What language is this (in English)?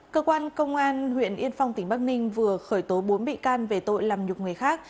Vietnamese